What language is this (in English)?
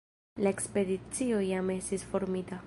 Esperanto